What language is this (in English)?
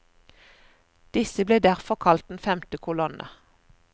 Norwegian